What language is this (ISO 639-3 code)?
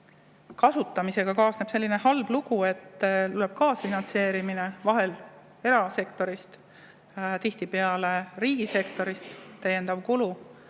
est